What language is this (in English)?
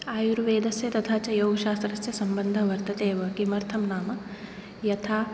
Sanskrit